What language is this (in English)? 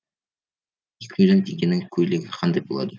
Kazakh